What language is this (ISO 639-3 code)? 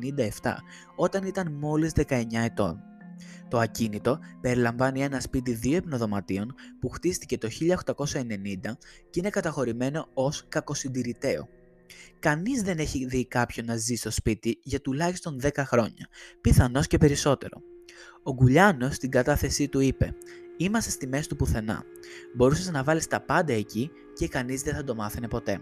ell